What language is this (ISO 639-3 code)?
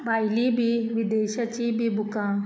kok